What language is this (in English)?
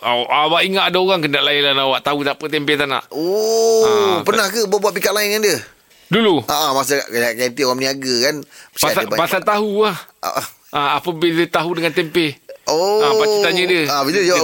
Malay